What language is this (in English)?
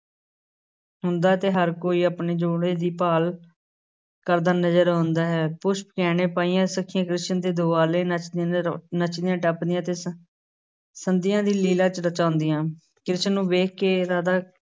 Punjabi